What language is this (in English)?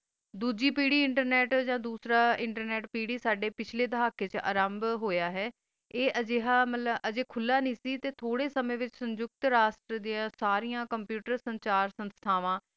Punjabi